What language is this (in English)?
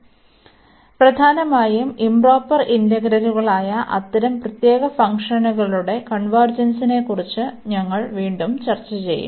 Malayalam